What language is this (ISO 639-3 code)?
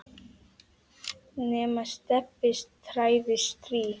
isl